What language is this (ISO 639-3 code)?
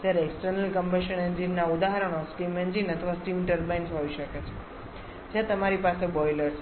guj